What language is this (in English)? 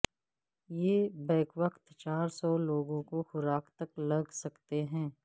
Urdu